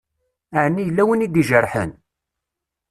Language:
Kabyle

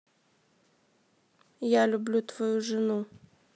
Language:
Russian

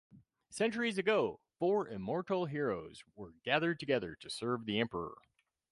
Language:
English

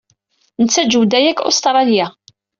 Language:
Kabyle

